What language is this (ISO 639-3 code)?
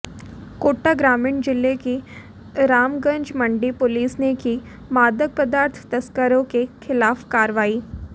hin